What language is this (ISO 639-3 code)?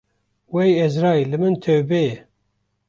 kur